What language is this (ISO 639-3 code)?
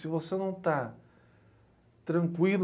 por